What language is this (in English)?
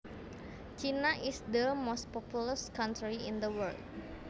Javanese